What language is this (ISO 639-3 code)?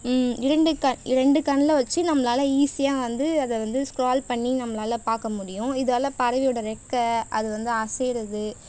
tam